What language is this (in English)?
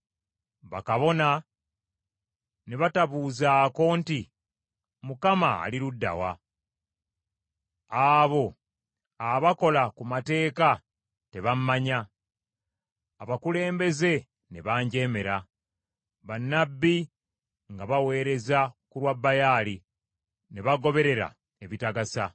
Ganda